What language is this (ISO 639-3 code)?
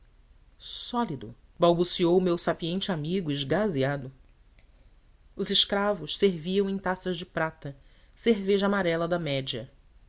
por